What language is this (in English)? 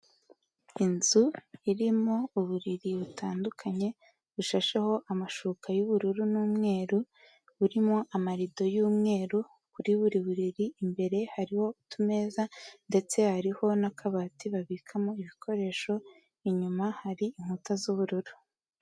Kinyarwanda